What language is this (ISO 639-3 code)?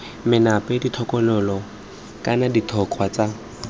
tsn